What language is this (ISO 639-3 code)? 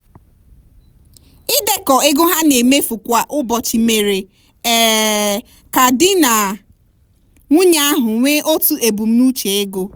ibo